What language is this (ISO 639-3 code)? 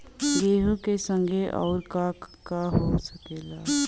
bho